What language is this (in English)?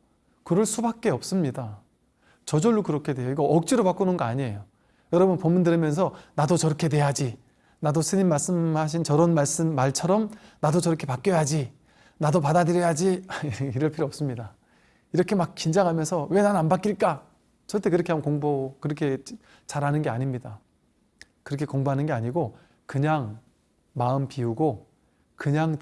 Korean